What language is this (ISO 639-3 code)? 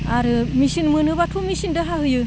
brx